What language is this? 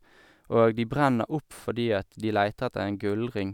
Norwegian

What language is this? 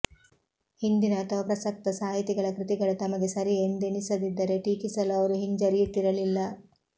Kannada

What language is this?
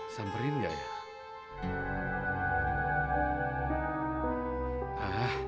Indonesian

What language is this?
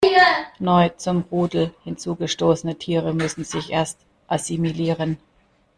German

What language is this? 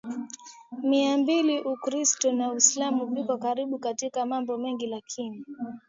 Swahili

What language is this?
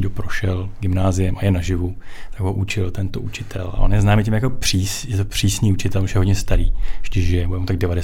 Czech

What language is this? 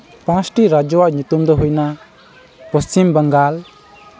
Santali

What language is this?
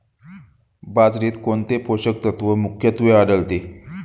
Marathi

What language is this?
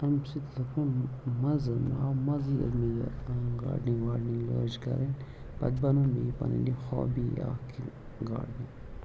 Kashmiri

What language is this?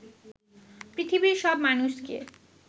Bangla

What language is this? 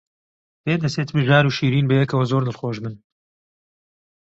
Central Kurdish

